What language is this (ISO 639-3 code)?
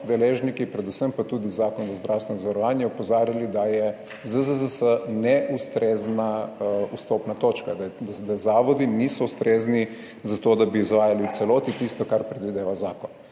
slv